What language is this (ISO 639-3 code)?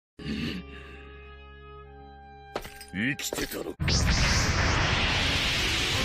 jpn